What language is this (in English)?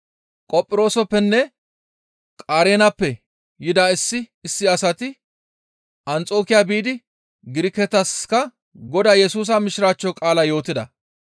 Gamo